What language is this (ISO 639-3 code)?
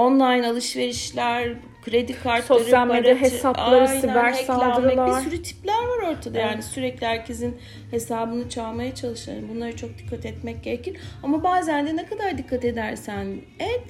tur